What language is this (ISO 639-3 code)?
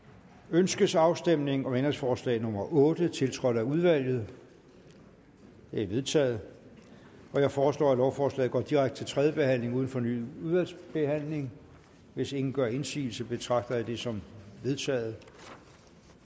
dan